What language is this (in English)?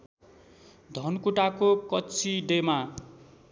Nepali